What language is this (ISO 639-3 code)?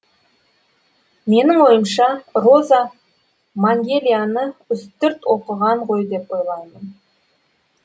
kaz